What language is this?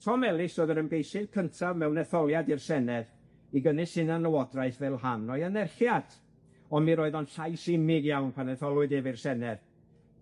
Welsh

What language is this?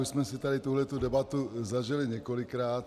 Czech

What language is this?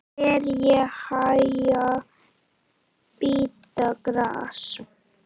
Icelandic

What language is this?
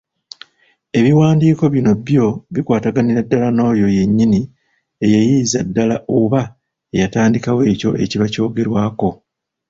Ganda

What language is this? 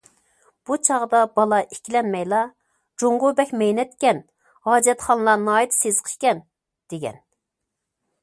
Uyghur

